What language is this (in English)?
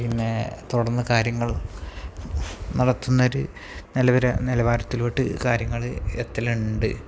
Malayalam